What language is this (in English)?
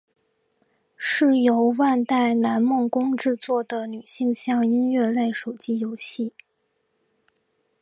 Chinese